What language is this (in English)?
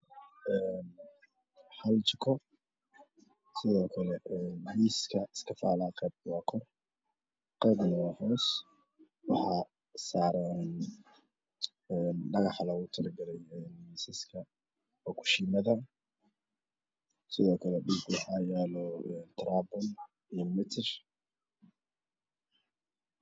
Somali